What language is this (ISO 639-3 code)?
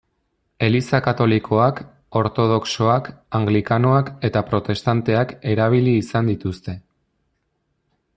eus